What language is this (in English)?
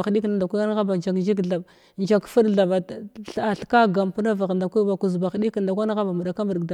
Glavda